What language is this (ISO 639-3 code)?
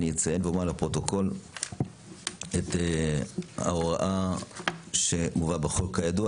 heb